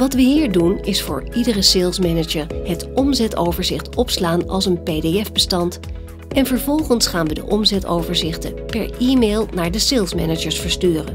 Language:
Dutch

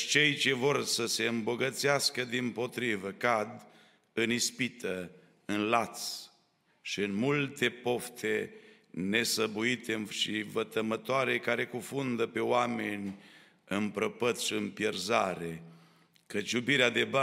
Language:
Romanian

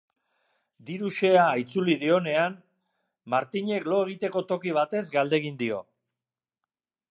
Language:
Basque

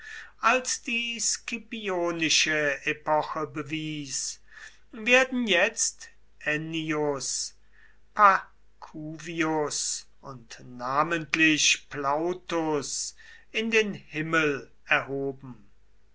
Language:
German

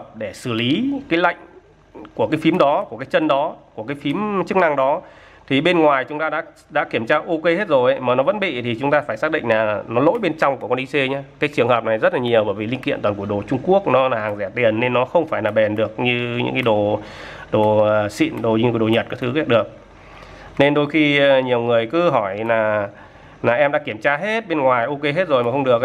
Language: Vietnamese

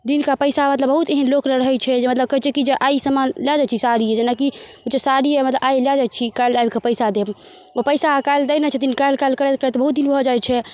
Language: Maithili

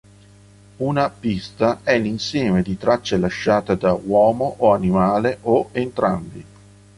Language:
Italian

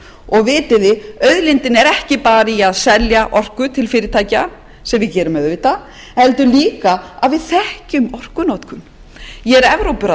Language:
Icelandic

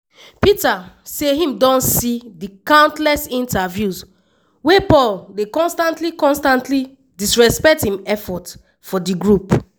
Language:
Nigerian Pidgin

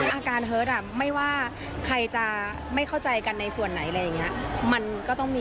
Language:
Thai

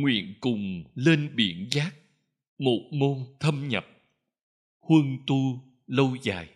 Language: Vietnamese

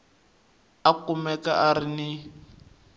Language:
Tsonga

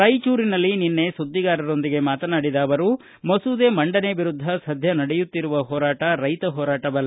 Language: Kannada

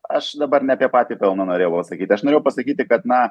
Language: Lithuanian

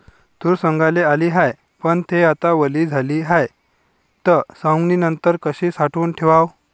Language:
Marathi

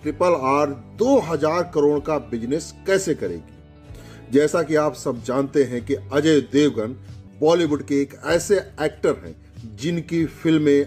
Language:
Hindi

